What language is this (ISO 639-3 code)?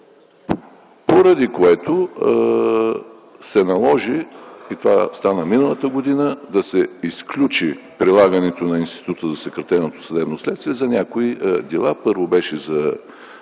bul